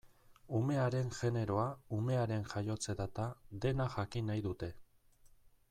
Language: Basque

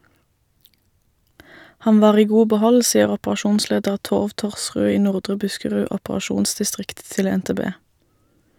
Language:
Norwegian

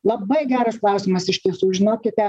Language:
Lithuanian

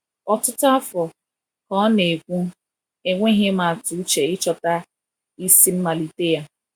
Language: Igbo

